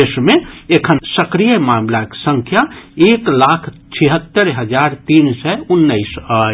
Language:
Maithili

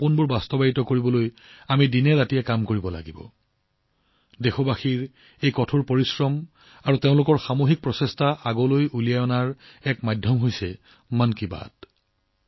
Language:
Assamese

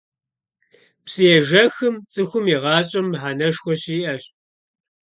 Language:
Kabardian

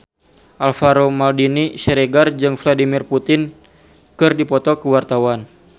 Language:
Sundanese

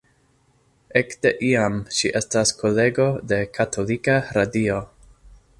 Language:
Esperanto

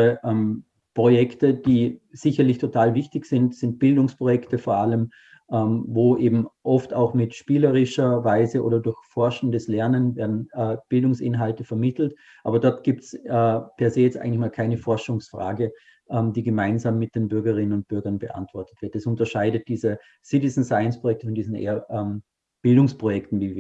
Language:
German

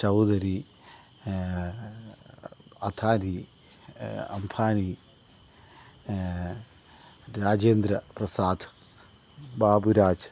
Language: Malayalam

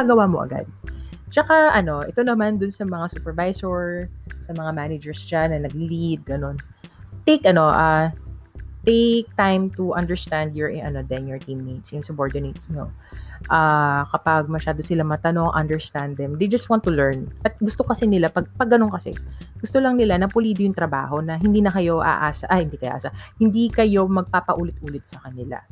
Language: Filipino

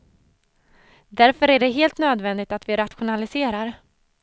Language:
Swedish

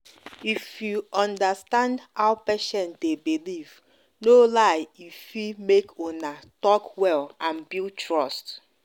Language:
Nigerian Pidgin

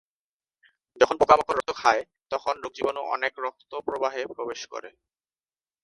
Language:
Bangla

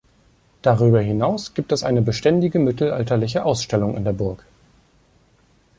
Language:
German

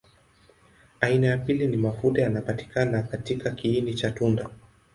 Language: Swahili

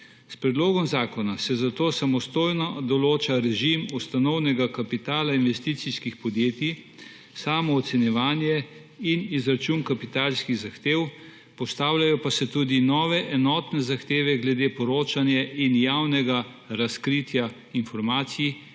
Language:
Slovenian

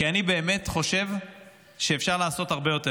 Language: Hebrew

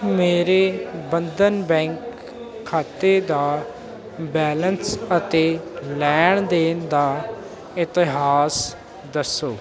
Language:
Punjabi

